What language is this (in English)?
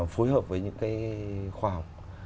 Vietnamese